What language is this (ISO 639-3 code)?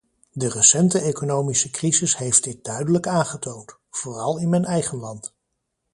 nld